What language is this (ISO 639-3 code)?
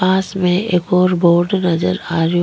raj